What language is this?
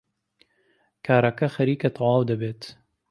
Central Kurdish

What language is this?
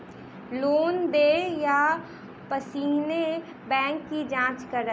Maithili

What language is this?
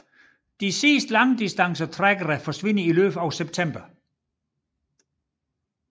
Danish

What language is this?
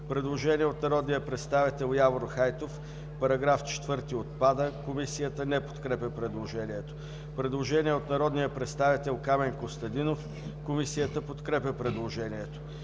Bulgarian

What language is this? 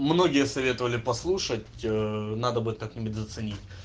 Russian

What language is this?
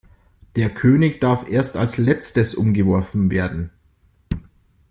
German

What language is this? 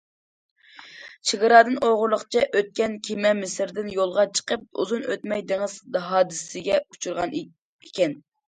Uyghur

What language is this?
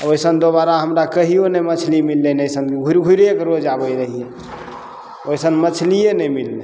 Maithili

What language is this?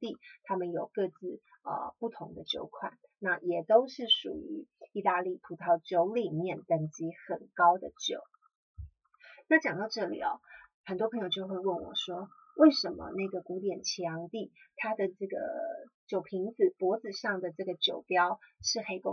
Chinese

